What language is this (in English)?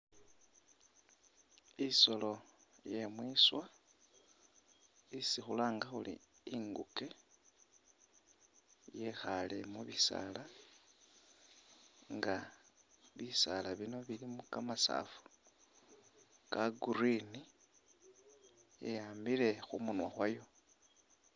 Masaaba